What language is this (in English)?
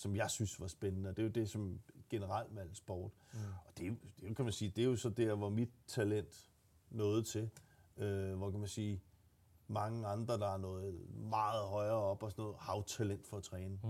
Danish